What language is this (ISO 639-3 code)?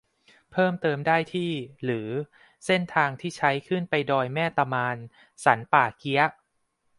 tha